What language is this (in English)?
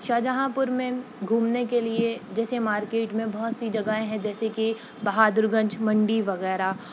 Urdu